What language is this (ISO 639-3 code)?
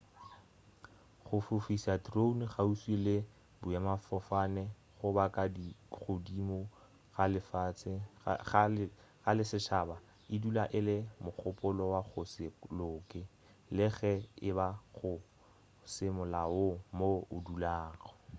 nso